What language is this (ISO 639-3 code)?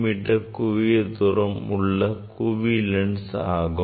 tam